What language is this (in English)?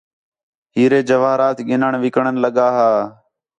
Khetrani